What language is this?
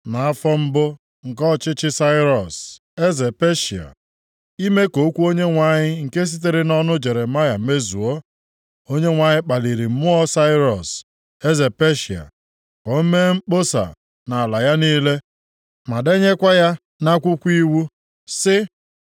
Igbo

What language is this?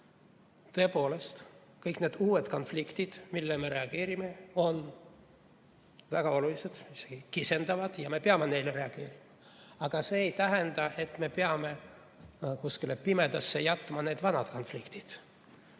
Estonian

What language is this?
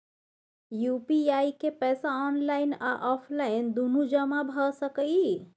Maithili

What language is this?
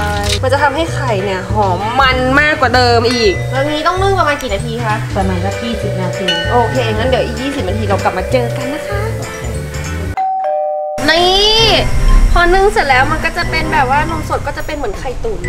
Thai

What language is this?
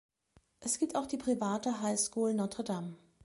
German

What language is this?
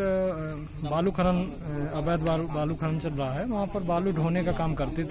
Hindi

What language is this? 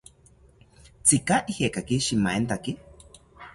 South Ucayali Ashéninka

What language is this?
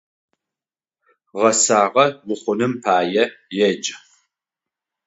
Adyghe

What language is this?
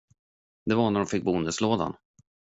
Swedish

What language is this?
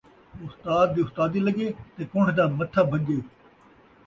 Saraiki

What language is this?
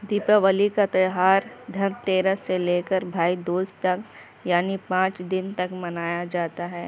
Urdu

